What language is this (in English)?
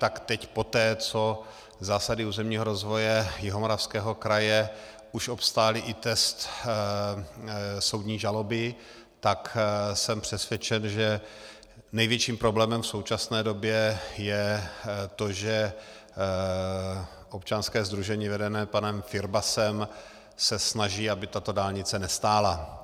Czech